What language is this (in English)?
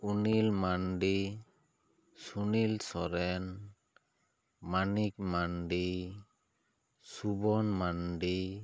Santali